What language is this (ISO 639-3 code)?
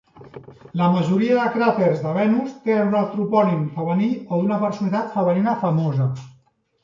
cat